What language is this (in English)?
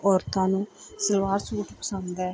Punjabi